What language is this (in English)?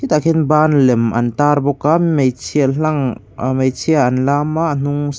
Mizo